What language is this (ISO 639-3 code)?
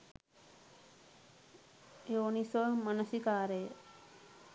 sin